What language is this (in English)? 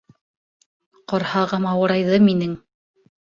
Bashkir